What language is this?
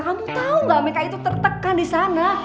Indonesian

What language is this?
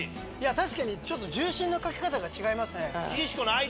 Japanese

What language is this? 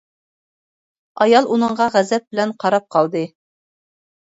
Uyghur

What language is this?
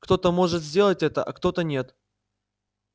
Russian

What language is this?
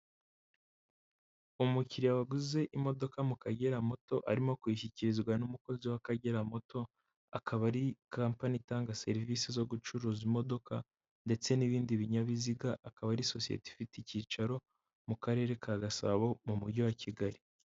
Kinyarwanda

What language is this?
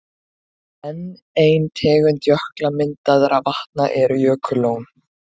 Icelandic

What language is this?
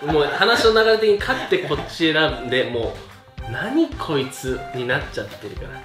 Japanese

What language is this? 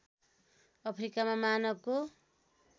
Nepali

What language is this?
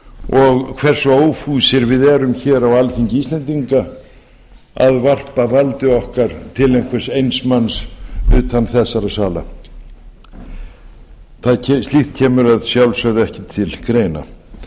Icelandic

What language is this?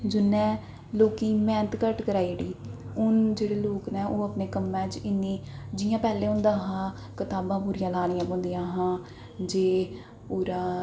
Dogri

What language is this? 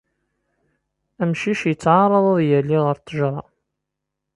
Kabyle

